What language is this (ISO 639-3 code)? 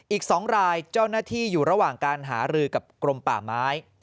tha